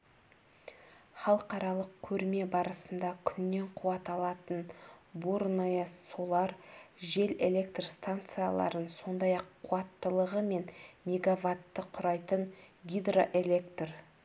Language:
Kazakh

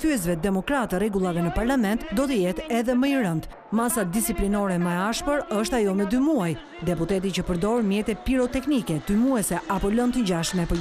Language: Romanian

